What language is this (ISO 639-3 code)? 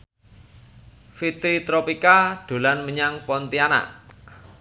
jav